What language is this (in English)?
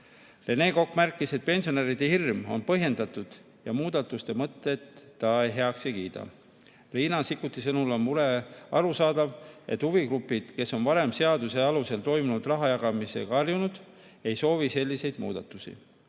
Estonian